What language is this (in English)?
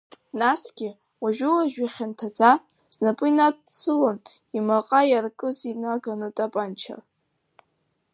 Abkhazian